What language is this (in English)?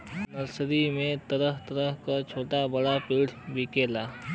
Bhojpuri